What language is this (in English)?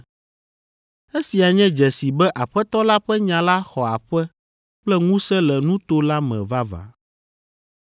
Ewe